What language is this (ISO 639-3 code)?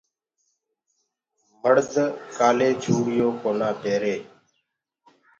ggg